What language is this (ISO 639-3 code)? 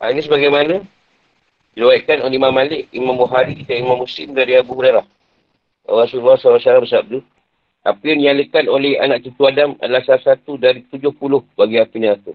msa